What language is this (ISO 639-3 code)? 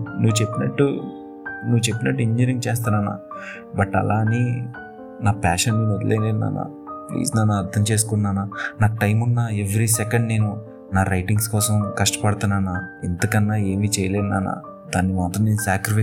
tel